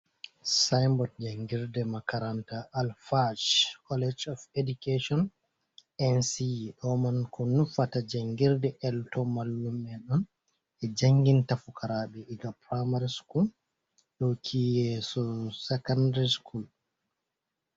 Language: Fula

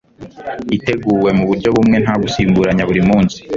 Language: Kinyarwanda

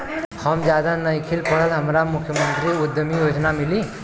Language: Bhojpuri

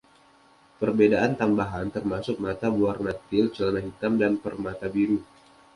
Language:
Indonesian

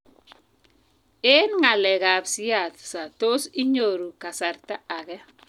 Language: Kalenjin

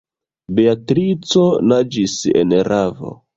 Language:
Esperanto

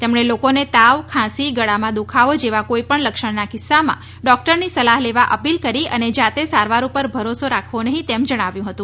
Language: Gujarati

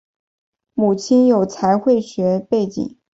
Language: Chinese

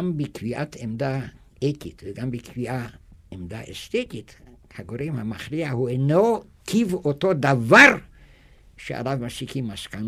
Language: Hebrew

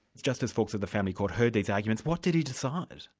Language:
English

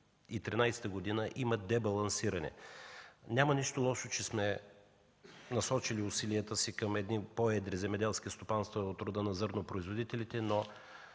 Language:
Bulgarian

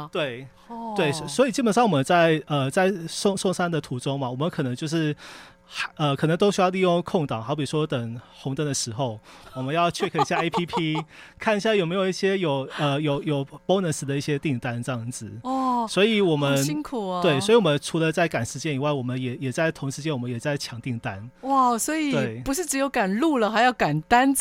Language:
Chinese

